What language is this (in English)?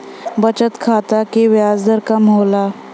Bhojpuri